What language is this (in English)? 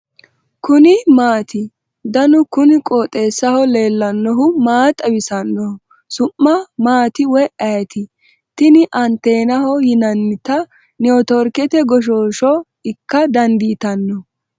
Sidamo